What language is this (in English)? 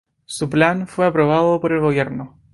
Spanish